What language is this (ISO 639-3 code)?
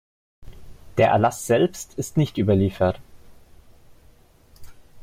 deu